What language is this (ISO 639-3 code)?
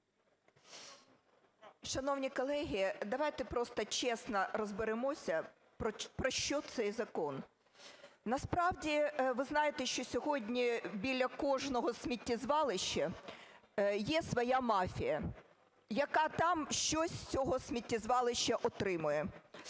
ukr